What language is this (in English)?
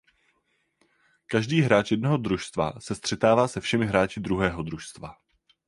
Czech